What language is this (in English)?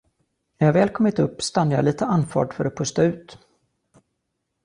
Swedish